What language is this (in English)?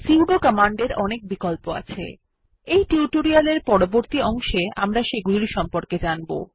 Bangla